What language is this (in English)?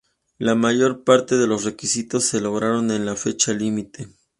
Spanish